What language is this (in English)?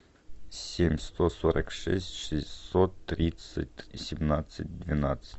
Russian